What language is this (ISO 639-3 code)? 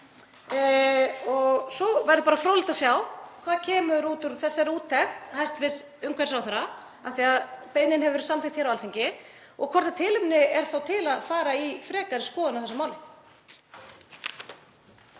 isl